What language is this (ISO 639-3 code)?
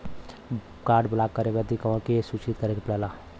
bho